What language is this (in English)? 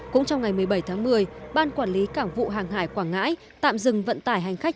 Vietnamese